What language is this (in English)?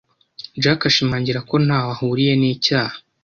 Kinyarwanda